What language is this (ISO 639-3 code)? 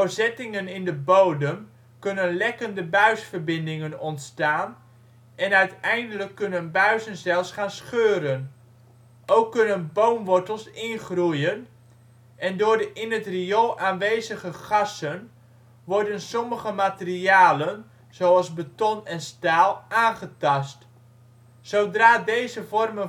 nld